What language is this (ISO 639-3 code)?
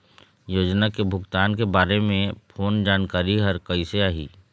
hne